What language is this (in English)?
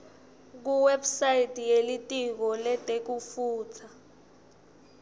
Swati